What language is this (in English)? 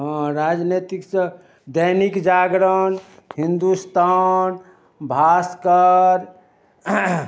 Maithili